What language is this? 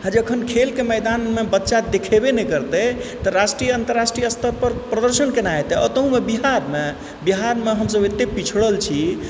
Maithili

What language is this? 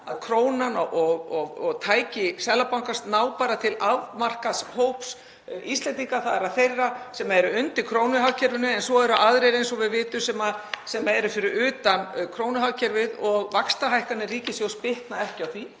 Icelandic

